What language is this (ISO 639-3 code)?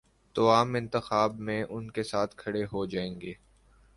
urd